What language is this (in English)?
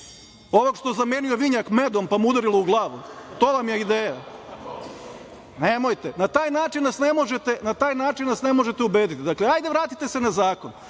Serbian